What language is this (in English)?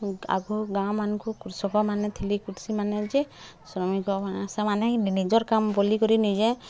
Odia